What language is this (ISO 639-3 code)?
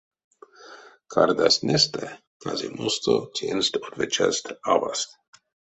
myv